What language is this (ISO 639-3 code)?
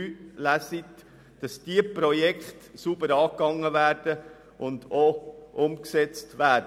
gsw